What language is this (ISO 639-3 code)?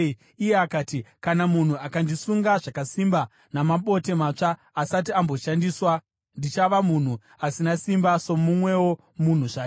sna